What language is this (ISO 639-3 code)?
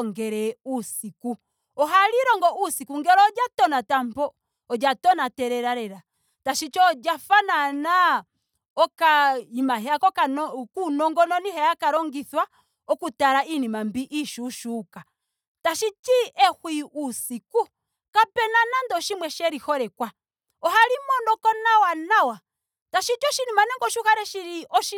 ndo